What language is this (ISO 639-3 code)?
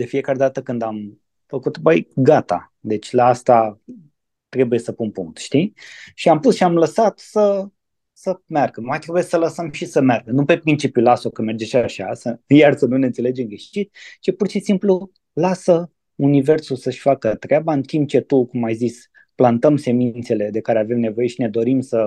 ron